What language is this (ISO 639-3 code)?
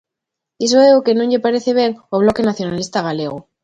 glg